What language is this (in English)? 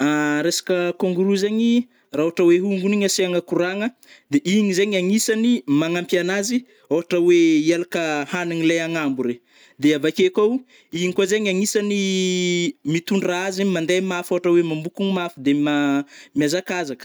Northern Betsimisaraka Malagasy